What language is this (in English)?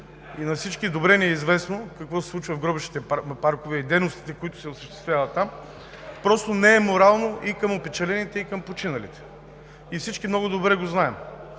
Bulgarian